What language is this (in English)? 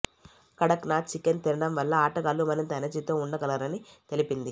Telugu